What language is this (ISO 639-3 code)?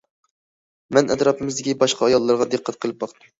uig